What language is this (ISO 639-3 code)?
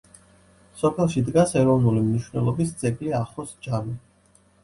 kat